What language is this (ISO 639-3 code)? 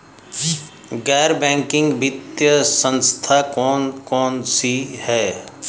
hin